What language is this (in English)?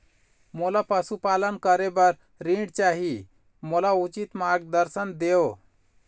Chhattisgarhi